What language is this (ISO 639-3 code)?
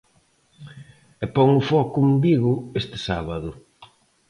glg